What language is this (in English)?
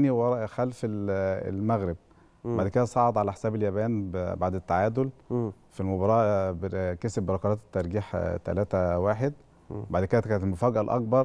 Arabic